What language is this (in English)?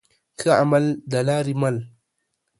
Pashto